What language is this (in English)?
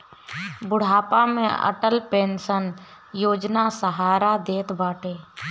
Bhojpuri